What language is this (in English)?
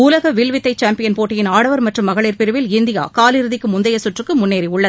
Tamil